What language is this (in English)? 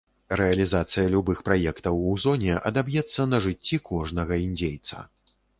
Belarusian